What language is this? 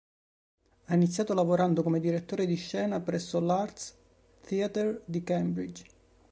Italian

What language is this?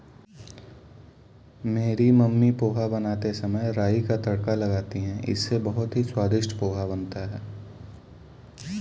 Hindi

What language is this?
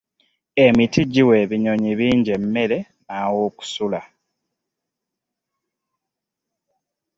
Ganda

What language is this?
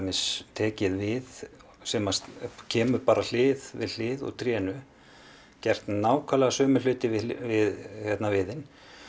Icelandic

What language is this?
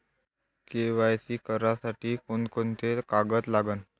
Marathi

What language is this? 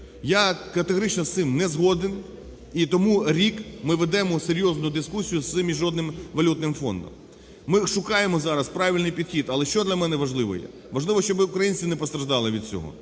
Ukrainian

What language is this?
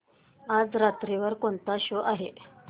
Marathi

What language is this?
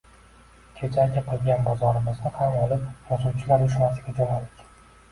Uzbek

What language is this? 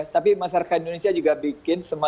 Indonesian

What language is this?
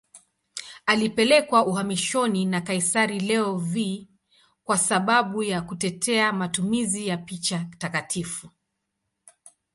Swahili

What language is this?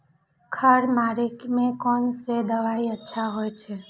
Maithili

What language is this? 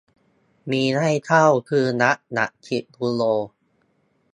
Thai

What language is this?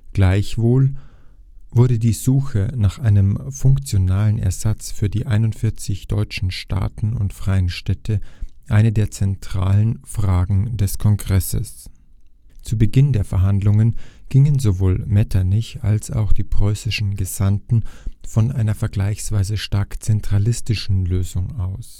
German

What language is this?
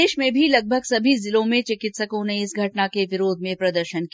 Hindi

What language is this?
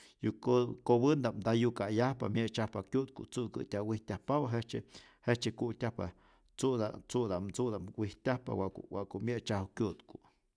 Rayón Zoque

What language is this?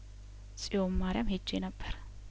Amharic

